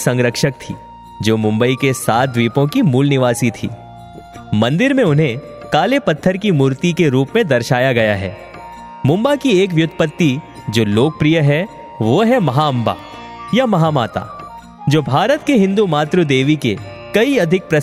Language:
Hindi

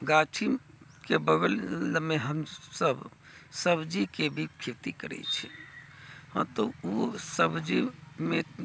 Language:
Maithili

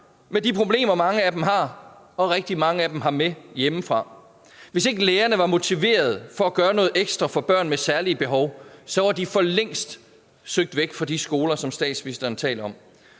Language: Danish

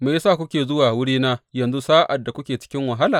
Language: Hausa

